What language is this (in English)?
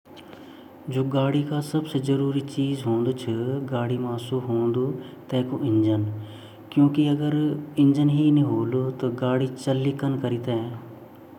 Garhwali